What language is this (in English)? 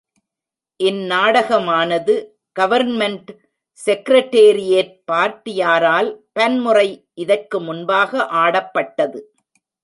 Tamil